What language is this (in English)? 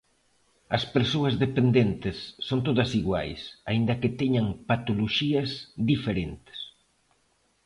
Galician